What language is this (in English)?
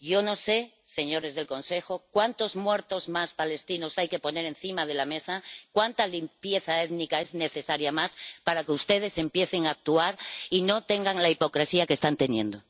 Spanish